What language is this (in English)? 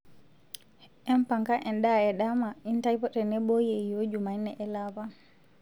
Masai